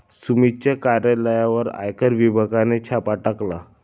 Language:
Marathi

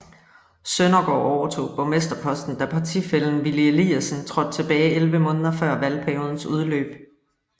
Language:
Danish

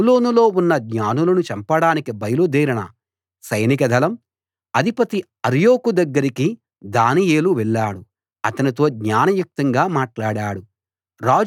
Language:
Telugu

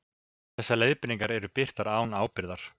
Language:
Icelandic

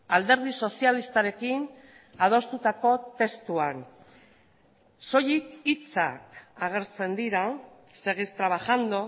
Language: Basque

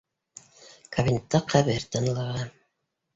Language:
Bashkir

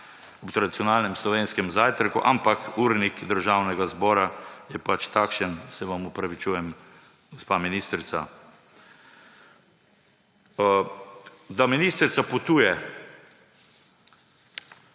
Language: Slovenian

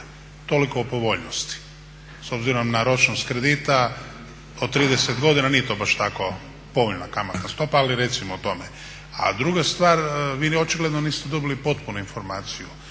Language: Croatian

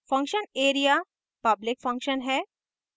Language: Hindi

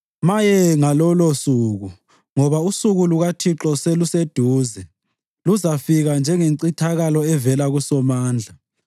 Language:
North Ndebele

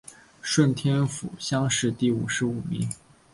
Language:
Chinese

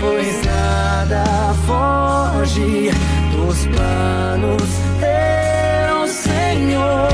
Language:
Portuguese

